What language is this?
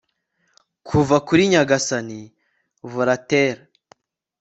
Kinyarwanda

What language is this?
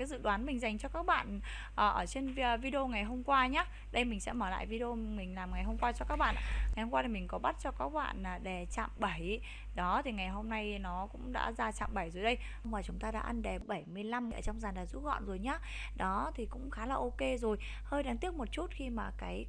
Vietnamese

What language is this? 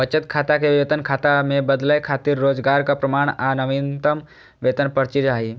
Maithili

